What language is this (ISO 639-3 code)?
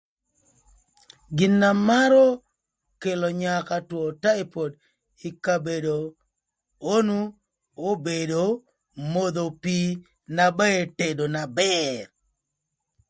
lth